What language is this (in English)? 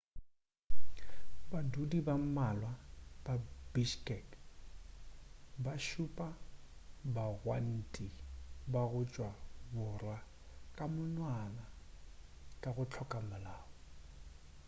Northern Sotho